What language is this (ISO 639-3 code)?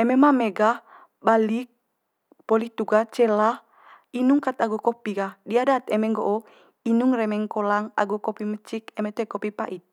mqy